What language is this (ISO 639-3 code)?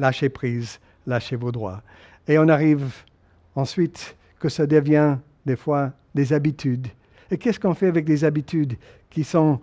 fra